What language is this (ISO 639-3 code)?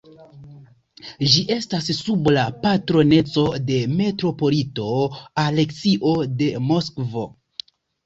epo